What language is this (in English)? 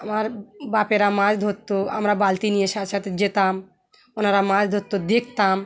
Bangla